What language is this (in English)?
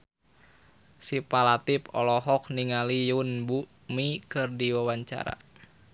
Sundanese